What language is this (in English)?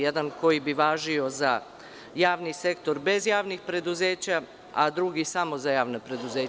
Serbian